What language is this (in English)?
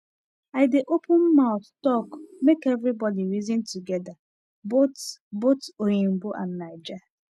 Nigerian Pidgin